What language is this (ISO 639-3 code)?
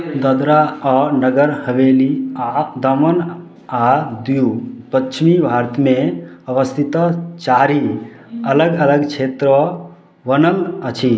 mai